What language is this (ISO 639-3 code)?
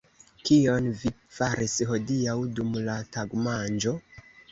epo